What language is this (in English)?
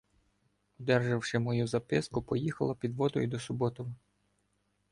Ukrainian